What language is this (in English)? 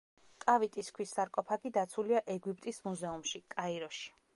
Georgian